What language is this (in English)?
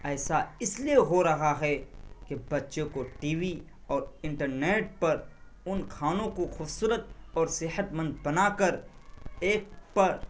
Urdu